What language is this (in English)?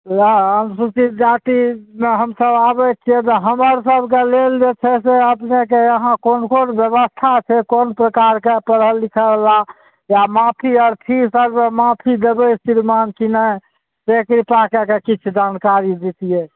Maithili